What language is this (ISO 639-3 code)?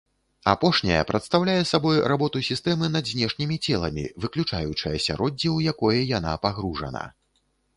bel